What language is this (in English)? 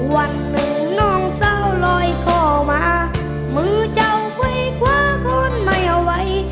Thai